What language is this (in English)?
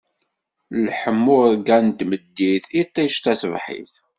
Kabyle